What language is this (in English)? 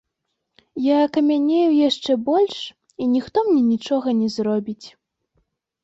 Belarusian